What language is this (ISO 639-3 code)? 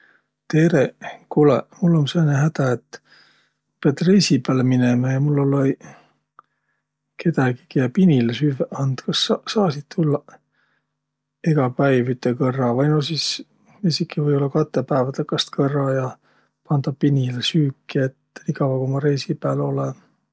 vro